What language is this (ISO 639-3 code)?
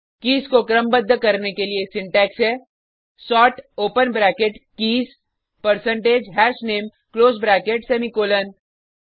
hin